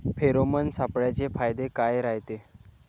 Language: Marathi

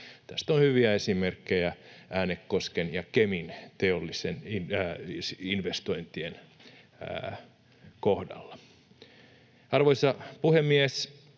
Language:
Finnish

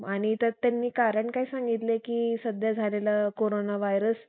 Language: Marathi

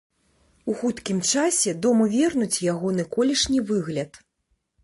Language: Belarusian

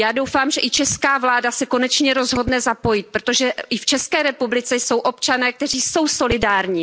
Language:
Czech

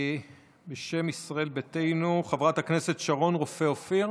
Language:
Hebrew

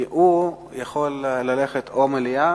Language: Hebrew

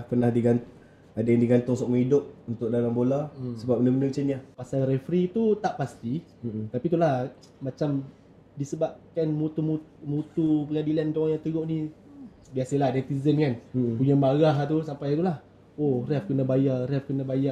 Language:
Malay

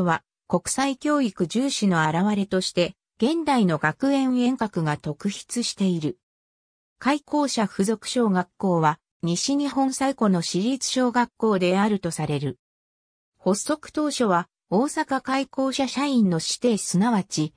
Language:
Japanese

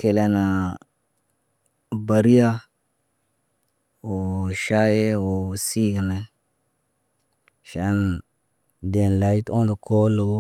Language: Naba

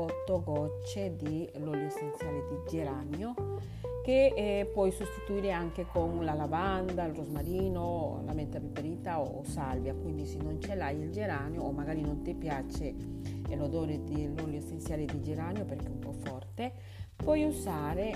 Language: Italian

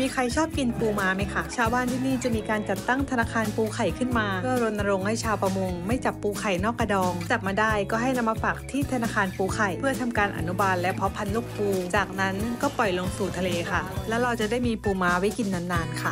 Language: Thai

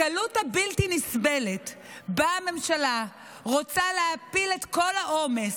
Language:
Hebrew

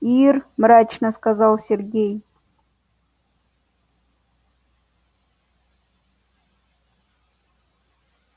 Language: Russian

